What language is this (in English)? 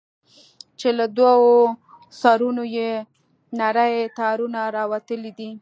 Pashto